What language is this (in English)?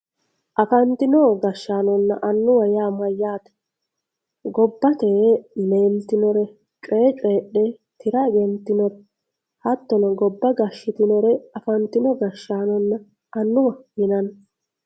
Sidamo